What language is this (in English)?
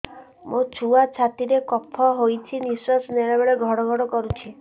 Odia